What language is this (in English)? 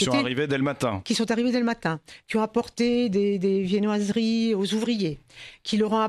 French